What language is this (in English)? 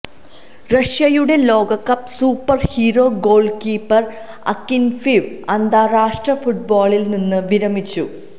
Malayalam